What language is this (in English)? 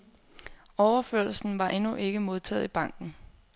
Danish